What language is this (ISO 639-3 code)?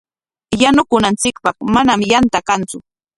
qwa